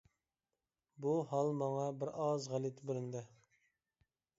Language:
Uyghur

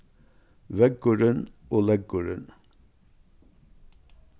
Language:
Faroese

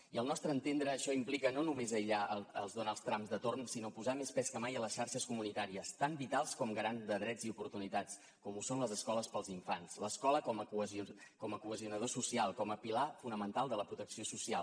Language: Catalan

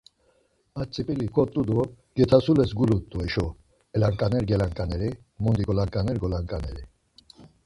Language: Laz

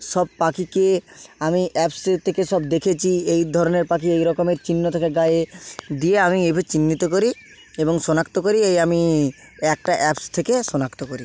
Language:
Bangla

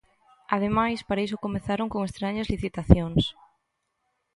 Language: Galician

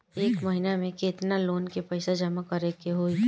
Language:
Bhojpuri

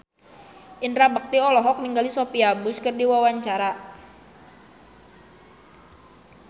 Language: Sundanese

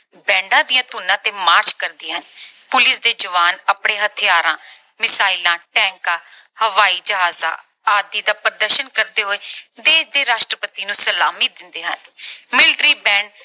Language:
Punjabi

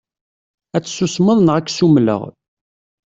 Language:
Kabyle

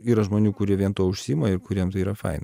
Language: Lithuanian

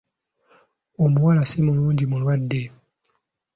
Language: Ganda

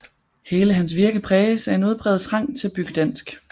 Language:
Danish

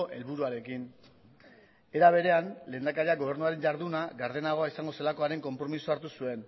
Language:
Basque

